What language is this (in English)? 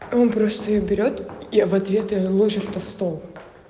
Russian